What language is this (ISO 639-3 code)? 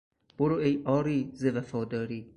fas